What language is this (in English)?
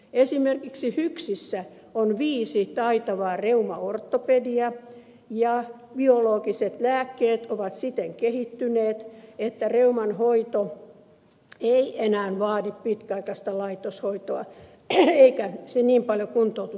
Finnish